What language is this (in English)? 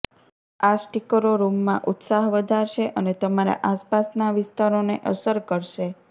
Gujarati